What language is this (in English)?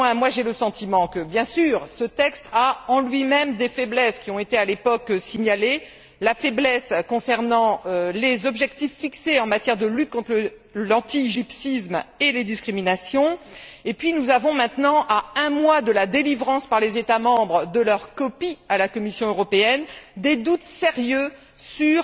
French